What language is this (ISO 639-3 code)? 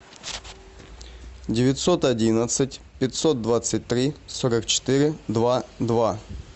rus